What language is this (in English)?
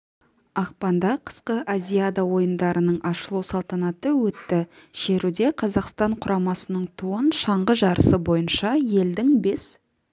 Kazakh